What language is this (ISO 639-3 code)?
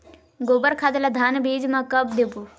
hne